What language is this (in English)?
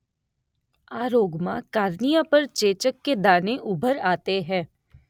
Gujarati